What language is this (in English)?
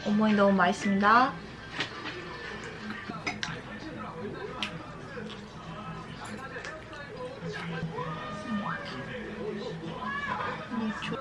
Korean